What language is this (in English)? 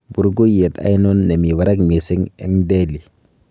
Kalenjin